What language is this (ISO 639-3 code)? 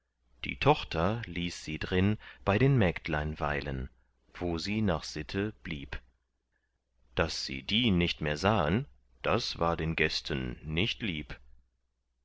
deu